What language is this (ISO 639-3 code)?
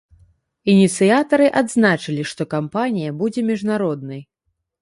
bel